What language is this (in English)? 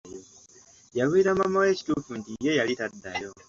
Ganda